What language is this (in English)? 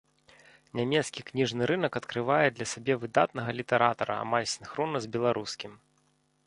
Belarusian